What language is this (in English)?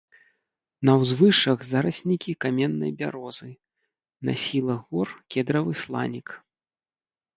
Belarusian